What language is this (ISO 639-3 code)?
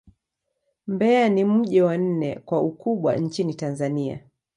swa